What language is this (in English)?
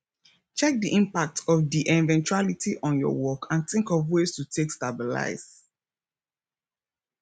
Nigerian Pidgin